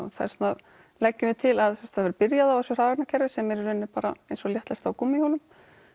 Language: Icelandic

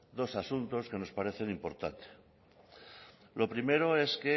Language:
Spanish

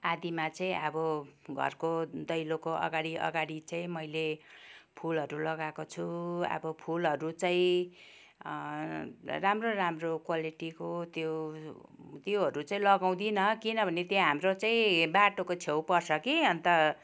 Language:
Nepali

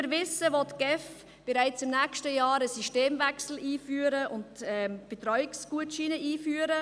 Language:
Swiss German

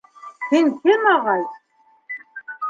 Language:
Bashkir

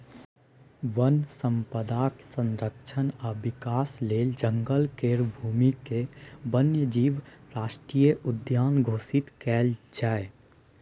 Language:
Maithili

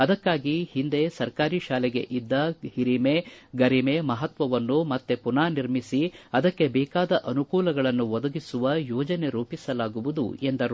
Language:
Kannada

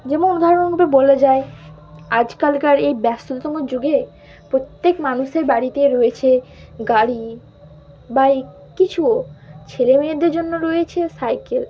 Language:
Bangla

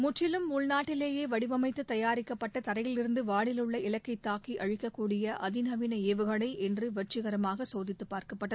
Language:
Tamil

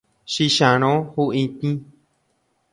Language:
Guarani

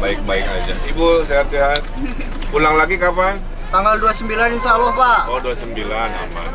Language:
Indonesian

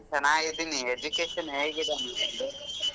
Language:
Kannada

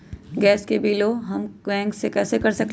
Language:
Magahi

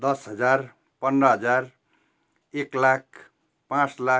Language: Nepali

